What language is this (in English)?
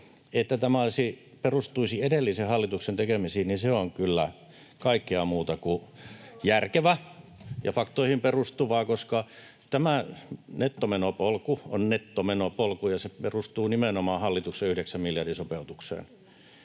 Finnish